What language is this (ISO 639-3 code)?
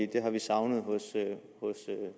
dan